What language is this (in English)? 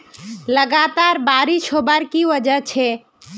Magahi